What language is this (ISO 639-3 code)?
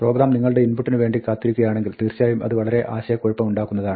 mal